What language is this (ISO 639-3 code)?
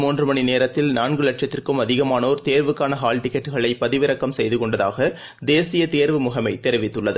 tam